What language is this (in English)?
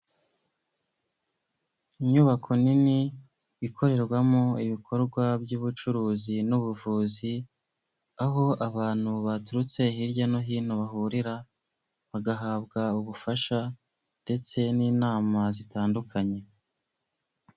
Kinyarwanda